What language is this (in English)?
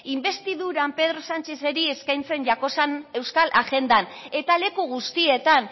Basque